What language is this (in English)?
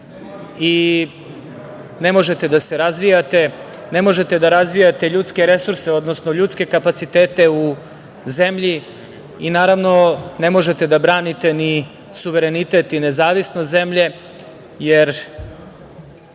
Serbian